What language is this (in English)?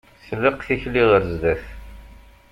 Kabyle